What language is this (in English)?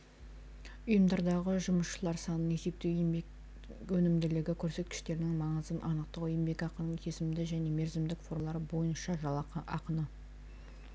Kazakh